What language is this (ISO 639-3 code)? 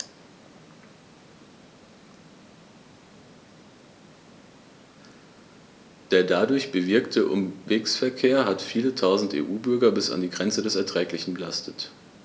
deu